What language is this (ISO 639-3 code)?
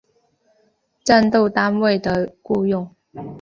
zho